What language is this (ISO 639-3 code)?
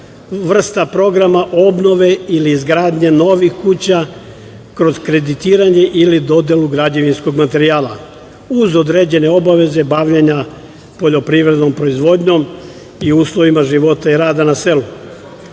srp